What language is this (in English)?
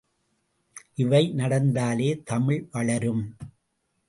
Tamil